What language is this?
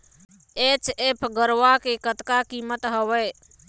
Chhattisgarhi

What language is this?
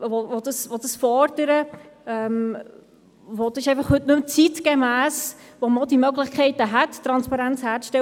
Swiss German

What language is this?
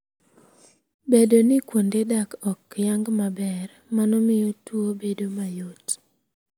Luo (Kenya and Tanzania)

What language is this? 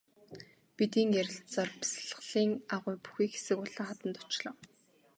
Mongolian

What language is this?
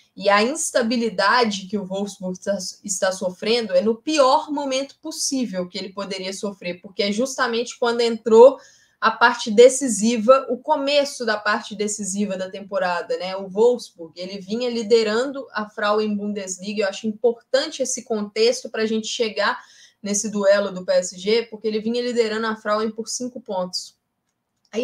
Portuguese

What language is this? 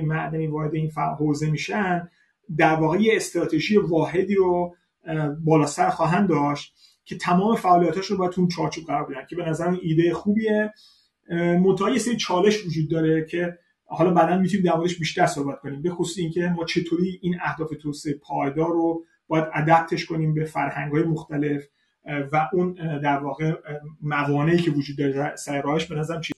Persian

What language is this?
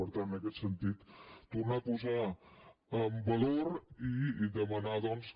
Catalan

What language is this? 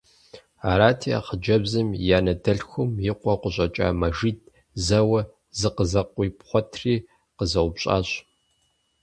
Kabardian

